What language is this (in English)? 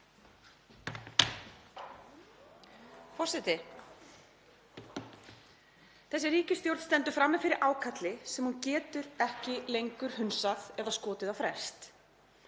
Icelandic